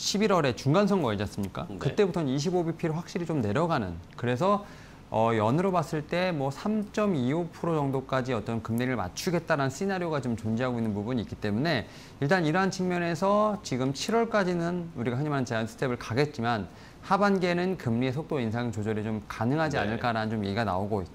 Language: Korean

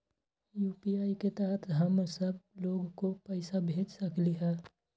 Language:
Magahi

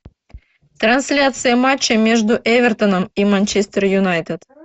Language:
Russian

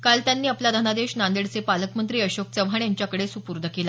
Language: Marathi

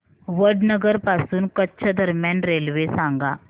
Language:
Marathi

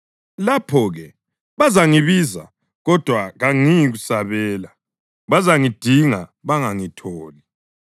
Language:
North Ndebele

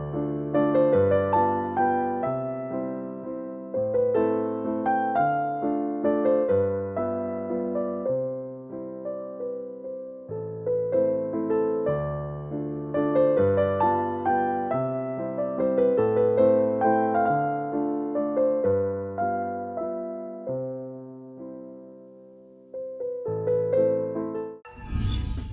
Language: Vietnamese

